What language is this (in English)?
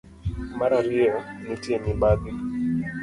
Luo (Kenya and Tanzania)